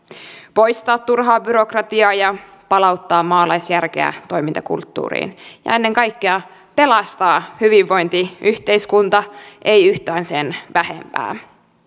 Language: Finnish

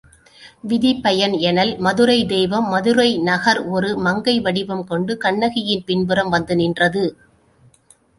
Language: Tamil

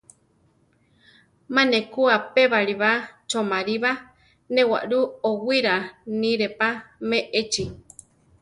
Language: Central Tarahumara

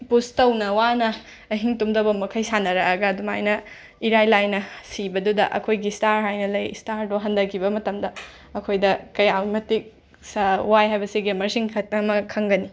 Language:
Manipuri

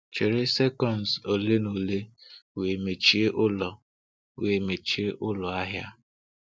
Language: Igbo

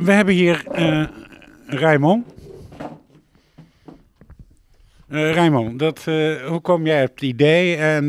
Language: Dutch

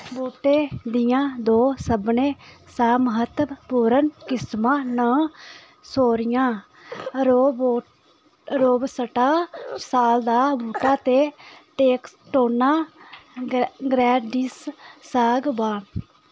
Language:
Dogri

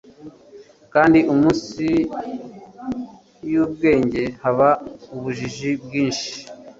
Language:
Kinyarwanda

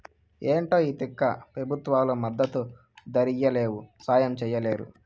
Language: Telugu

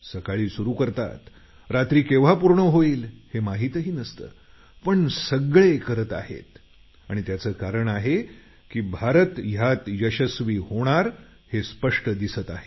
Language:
Marathi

